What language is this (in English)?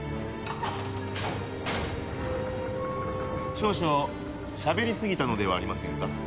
Japanese